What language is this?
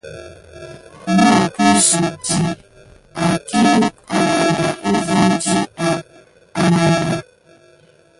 Gidar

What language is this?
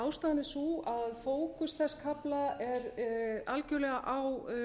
Icelandic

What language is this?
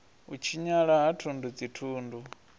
Venda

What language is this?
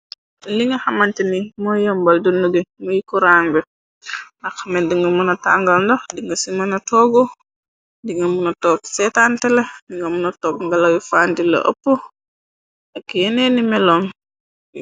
Wolof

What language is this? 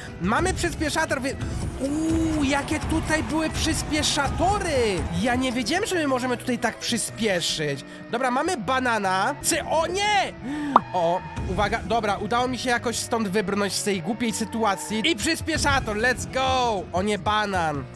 Polish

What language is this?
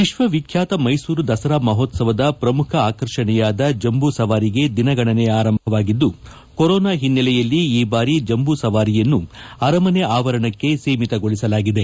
Kannada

